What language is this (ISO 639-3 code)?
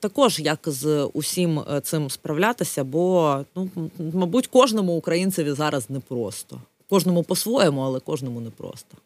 ukr